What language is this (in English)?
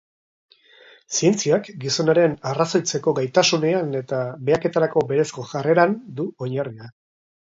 Basque